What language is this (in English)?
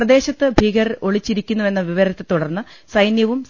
Malayalam